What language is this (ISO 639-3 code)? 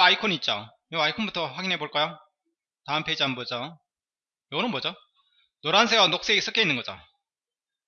kor